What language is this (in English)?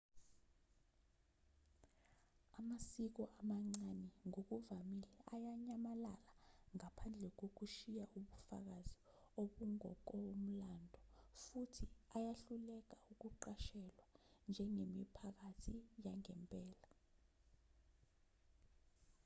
Zulu